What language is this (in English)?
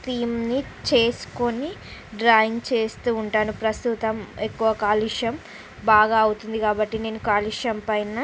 Telugu